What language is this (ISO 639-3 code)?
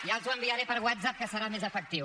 cat